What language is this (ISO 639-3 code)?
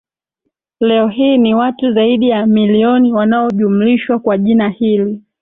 swa